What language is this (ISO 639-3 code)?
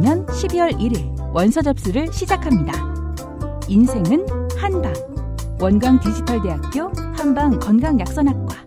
kor